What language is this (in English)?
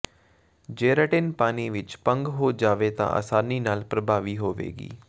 Punjabi